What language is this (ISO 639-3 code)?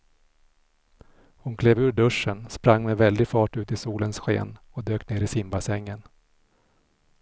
swe